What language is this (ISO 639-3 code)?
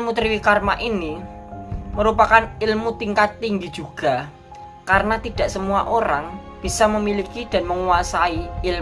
ind